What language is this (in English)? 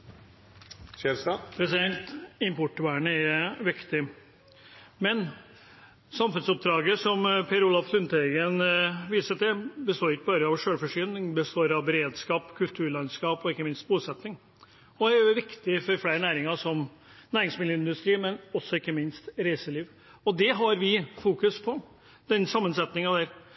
Norwegian